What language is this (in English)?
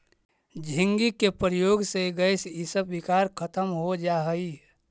Magahi